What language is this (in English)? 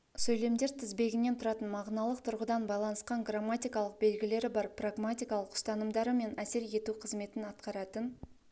Kazakh